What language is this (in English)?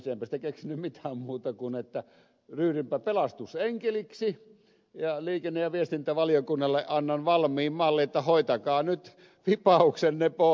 Finnish